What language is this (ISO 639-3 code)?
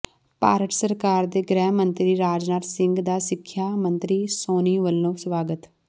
pan